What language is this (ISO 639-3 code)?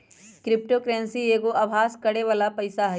mag